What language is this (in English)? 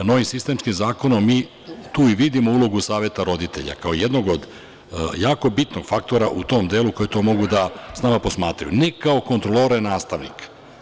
Serbian